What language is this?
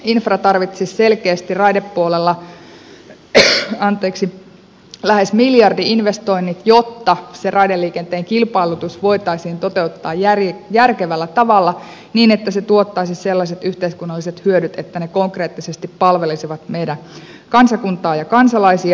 Finnish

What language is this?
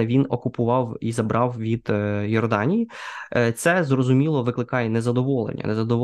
Ukrainian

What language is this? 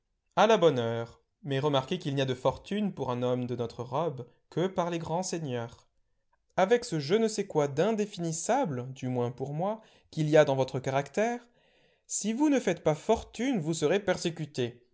French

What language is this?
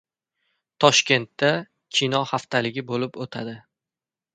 Uzbek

